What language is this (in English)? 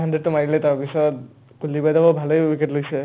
Assamese